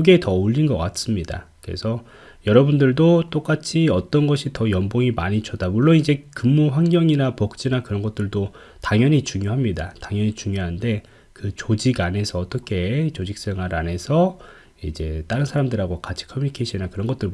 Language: Korean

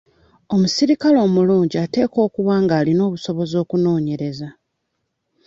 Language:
Ganda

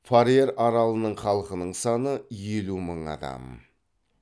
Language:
Kazakh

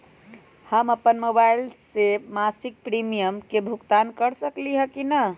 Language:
Magahi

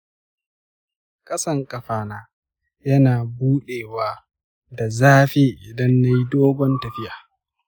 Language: Hausa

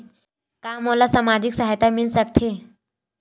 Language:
Chhattisgarhi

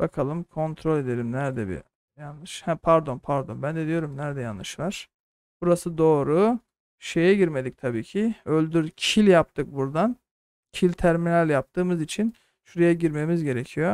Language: Turkish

